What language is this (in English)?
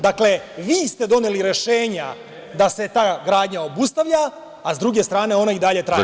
Serbian